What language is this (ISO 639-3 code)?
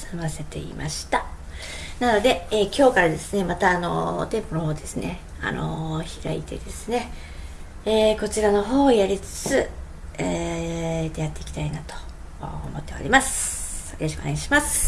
jpn